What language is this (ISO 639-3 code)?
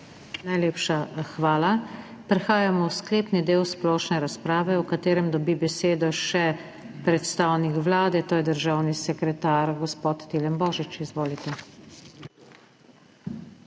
slv